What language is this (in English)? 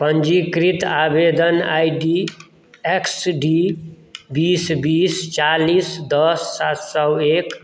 Maithili